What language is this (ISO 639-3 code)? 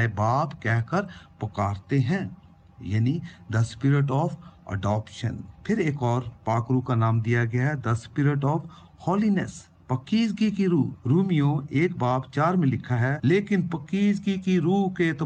urd